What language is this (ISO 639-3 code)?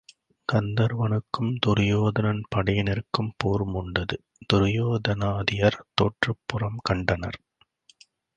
tam